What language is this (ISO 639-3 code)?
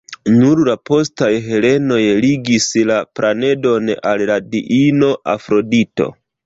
epo